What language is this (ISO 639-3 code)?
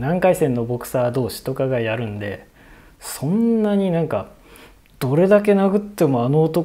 jpn